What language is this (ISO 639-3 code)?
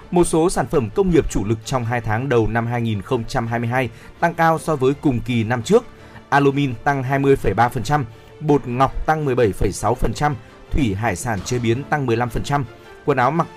vie